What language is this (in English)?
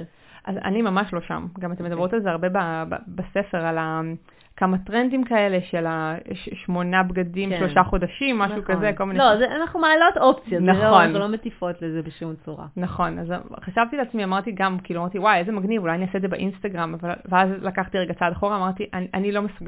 Hebrew